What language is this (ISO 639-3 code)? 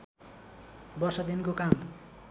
nep